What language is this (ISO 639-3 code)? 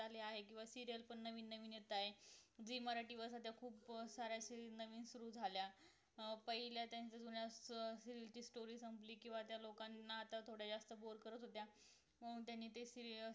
mar